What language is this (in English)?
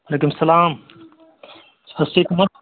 Kashmiri